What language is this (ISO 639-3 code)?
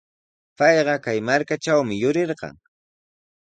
qws